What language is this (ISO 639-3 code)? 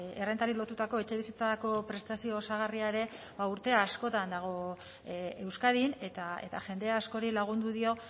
eus